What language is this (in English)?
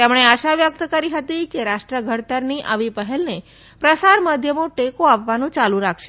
Gujarati